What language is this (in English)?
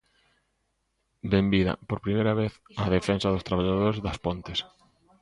Galician